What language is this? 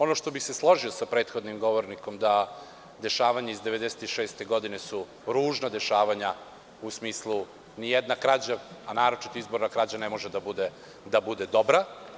Serbian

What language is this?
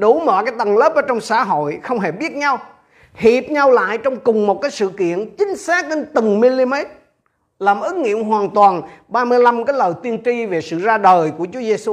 Vietnamese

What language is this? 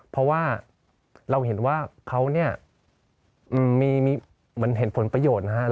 Thai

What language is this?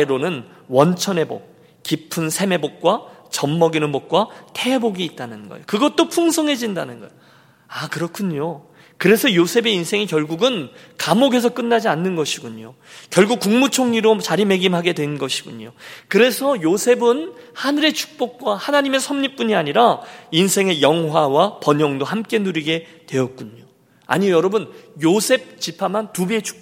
Korean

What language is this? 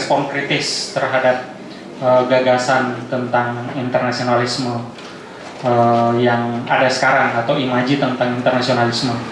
Indonesian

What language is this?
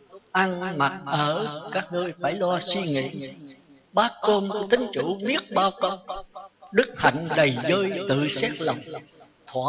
Vietnamese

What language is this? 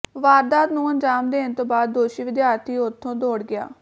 Punjabi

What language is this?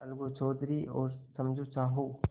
Hindi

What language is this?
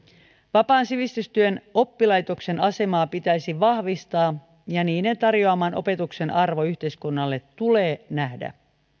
Finnish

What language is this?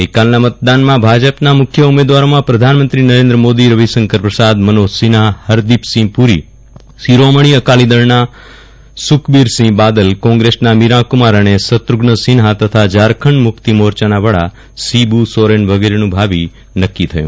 Gujarati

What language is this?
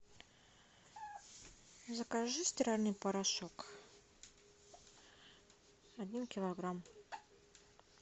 Russian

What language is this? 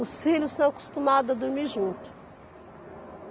Portuguese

